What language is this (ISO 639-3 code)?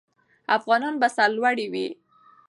pus